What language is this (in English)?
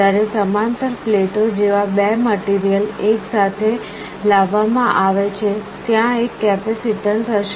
Gujarati